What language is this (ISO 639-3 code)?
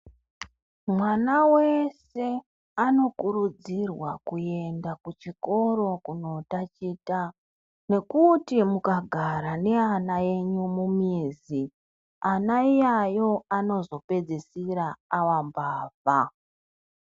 ndc